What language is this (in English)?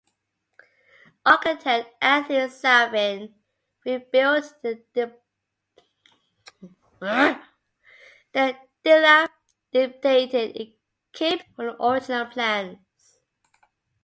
English